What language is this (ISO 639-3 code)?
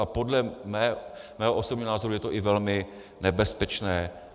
ces